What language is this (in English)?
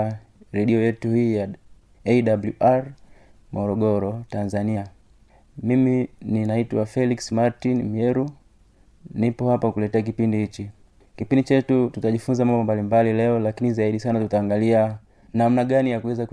Swahili